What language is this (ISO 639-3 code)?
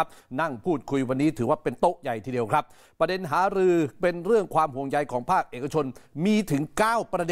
tha